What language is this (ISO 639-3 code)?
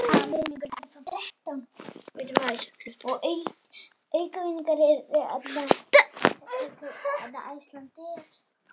isl